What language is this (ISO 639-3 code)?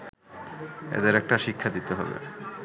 ben